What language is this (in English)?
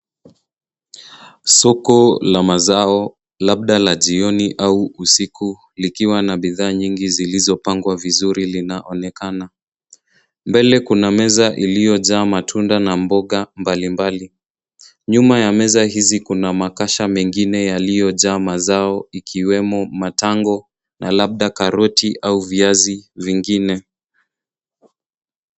Swahili